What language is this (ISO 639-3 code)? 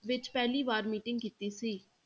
pan